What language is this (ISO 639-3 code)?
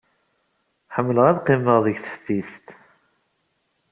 kab